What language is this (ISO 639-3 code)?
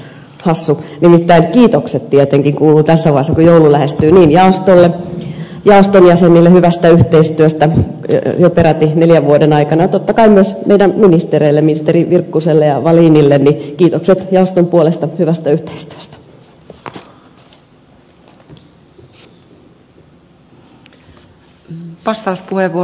fin